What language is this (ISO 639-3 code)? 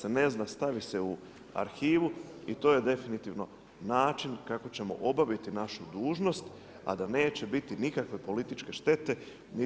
hrv